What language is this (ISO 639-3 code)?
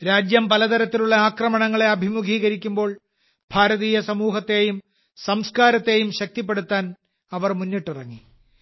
mal